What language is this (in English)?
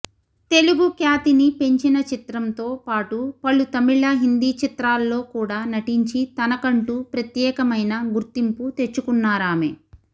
Telugu